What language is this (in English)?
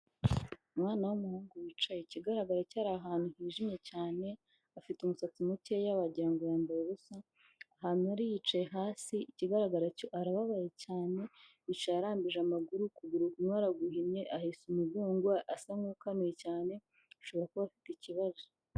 Kinyarwanda